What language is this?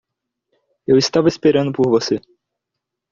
Portuguese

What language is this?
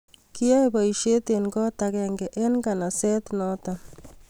Kalenjin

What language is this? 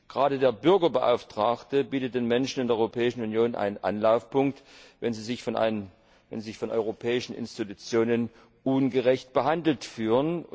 German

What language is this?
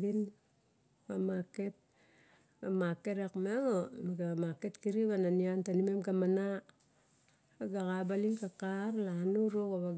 Barok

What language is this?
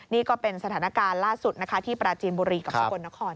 Thai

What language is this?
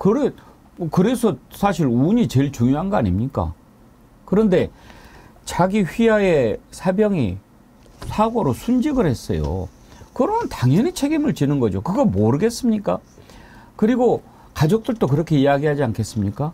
Korean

